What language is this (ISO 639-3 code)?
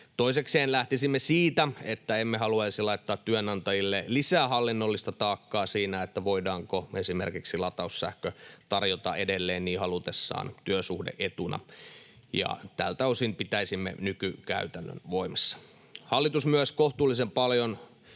fin